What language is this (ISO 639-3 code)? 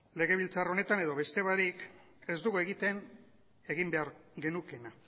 eus